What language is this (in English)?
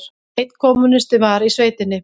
Icelandic